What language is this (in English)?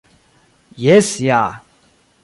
Esperanto